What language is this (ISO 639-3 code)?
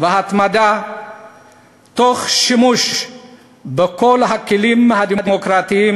heb